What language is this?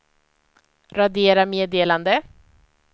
Swedish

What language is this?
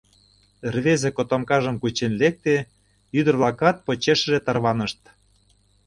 Mari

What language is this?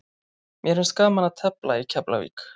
Icelandic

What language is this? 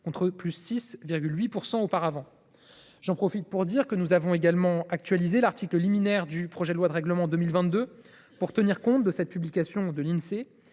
French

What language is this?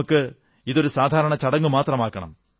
Malayalam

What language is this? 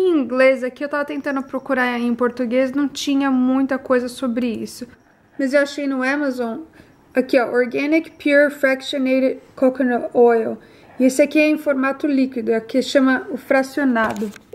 Portuguese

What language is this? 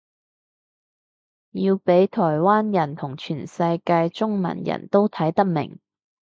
Cantonese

